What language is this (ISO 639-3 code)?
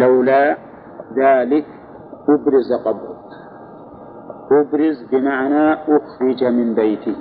ara